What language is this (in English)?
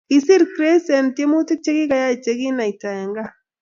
Kalenjin